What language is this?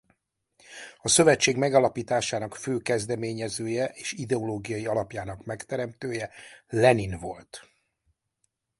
Hungarian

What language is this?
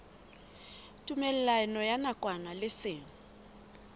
Southern Sotho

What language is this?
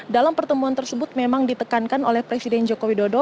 Indonesian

